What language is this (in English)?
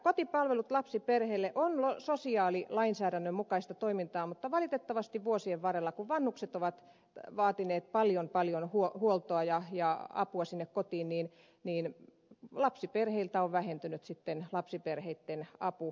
Finnish